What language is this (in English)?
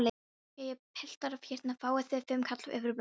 Icelandic